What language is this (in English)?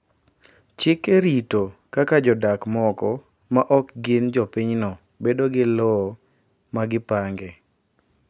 Luo (Kenya and Tanzania)